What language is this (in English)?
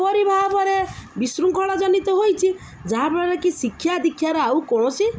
Odia